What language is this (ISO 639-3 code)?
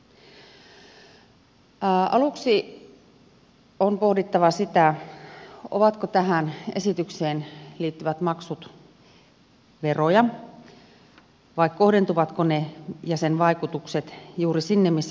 fin